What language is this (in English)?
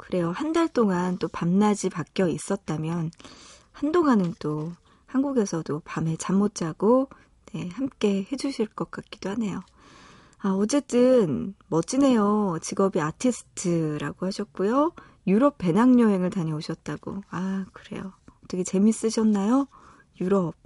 Korean